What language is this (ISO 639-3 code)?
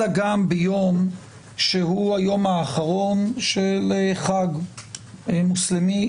heb